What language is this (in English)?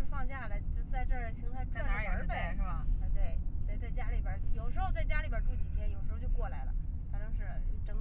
Chinese